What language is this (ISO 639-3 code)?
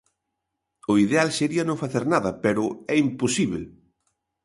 glg